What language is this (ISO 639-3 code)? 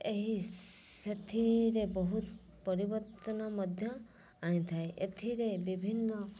ori